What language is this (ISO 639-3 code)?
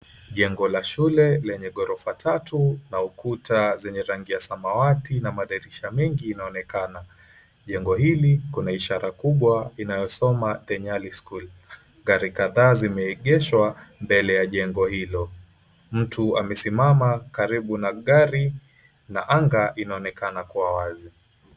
swa